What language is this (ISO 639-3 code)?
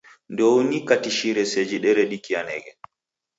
dav